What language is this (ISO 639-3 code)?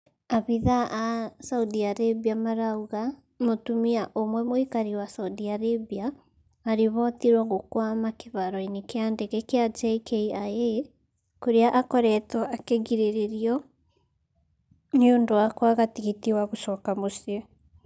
kik